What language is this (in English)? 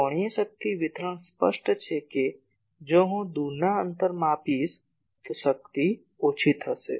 Gujarati